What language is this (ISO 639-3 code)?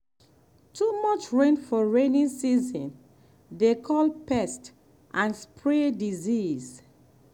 pcm